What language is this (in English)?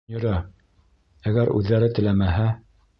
Bashkir